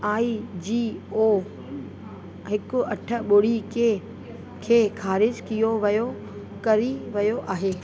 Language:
Sindhi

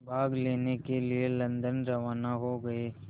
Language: Hindi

